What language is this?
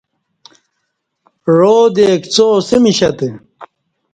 Kati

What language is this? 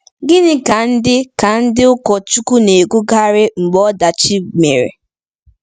Igbo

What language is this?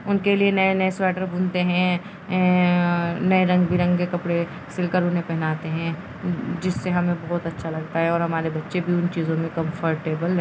Urdu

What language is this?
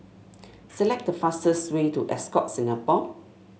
English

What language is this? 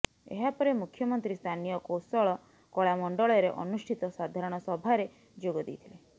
Odia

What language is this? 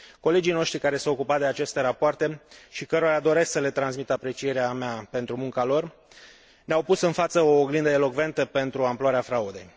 Romanian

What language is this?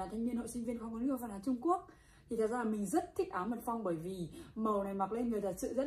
Vietnamese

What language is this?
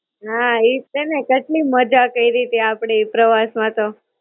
Gujarati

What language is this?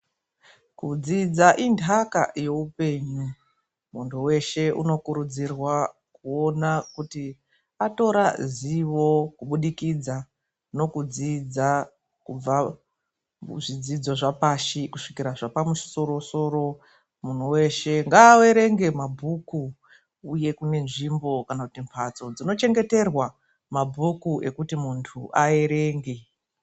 Ndau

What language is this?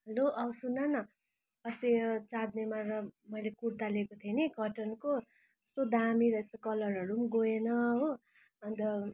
Nepali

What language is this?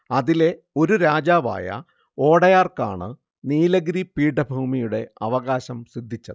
Malayalam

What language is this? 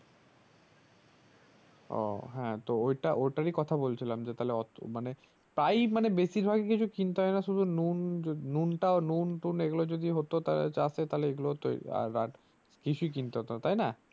Bangla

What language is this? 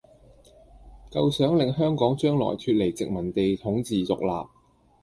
Cantonese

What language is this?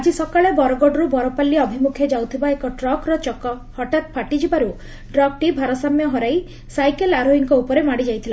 Odia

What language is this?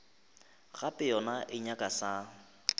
Northern Sotho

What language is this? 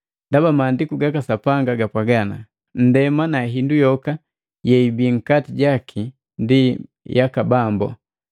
Matengo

